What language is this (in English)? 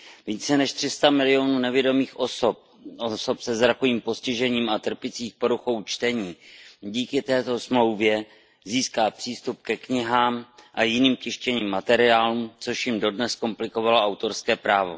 Czech